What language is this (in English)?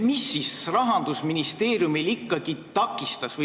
Estonian